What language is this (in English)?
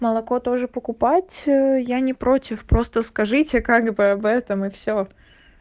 Russian